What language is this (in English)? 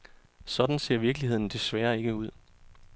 Danish